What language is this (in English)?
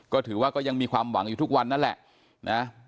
Thai